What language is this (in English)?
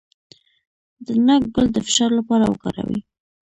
Pashto